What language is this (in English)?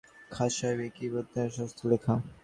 Bangla